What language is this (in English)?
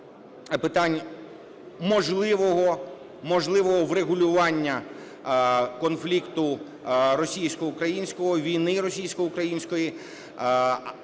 Ukrainian